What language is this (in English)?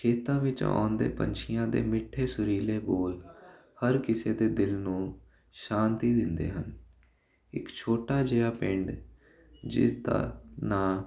Punjabi